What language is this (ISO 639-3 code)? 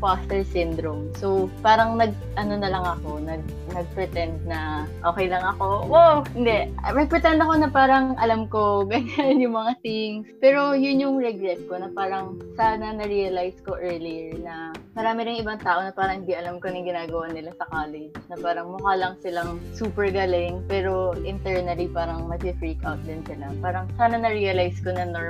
fil